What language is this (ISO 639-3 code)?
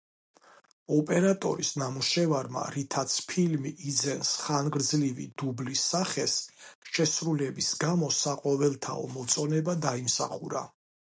kat